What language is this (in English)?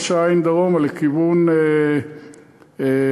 Hebrew